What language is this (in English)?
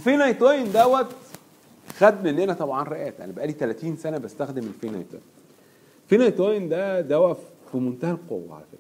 Arabic